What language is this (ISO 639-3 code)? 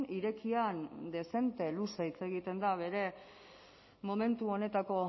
eus